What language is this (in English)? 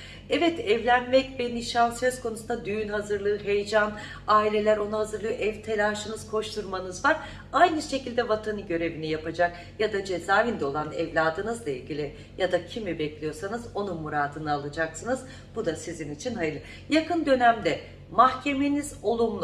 Turkish